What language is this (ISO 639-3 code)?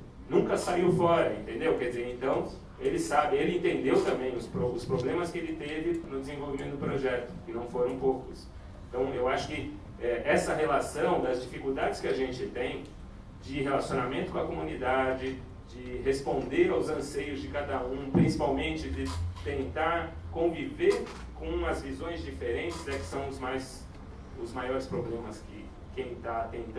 por